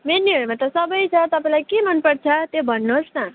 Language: Nepali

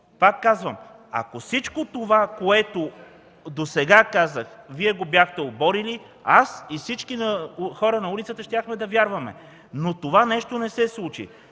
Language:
Bulgarian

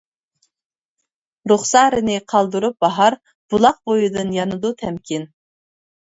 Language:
Uyghur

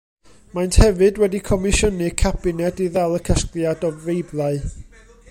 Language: Welsh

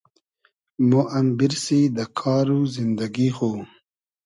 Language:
Hazaragi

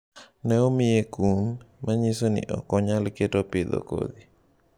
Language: Luo (Kenya and Tanzania)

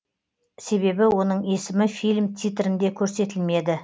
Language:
Kazakh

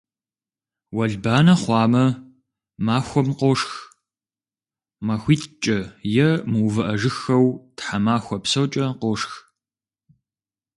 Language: Kabardian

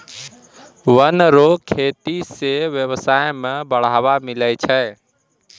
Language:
Maithili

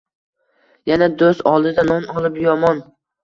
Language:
Uzbek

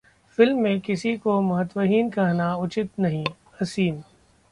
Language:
Hindi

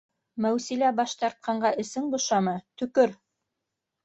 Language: Bashkir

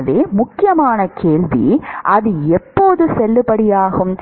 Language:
Tamil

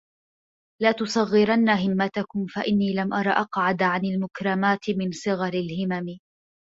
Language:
Arabic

